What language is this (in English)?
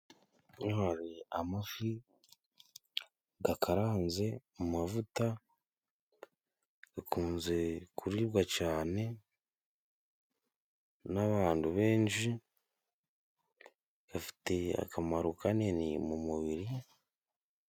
Kinyarwanda